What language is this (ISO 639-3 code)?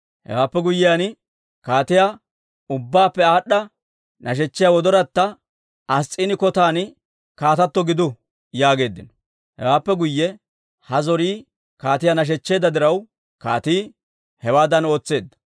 dwr